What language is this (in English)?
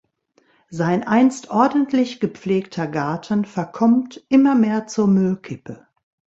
German